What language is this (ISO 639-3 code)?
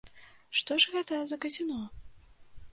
bel